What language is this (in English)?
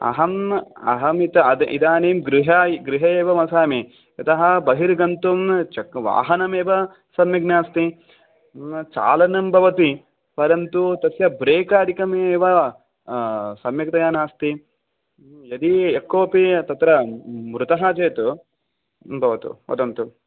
Sanskrit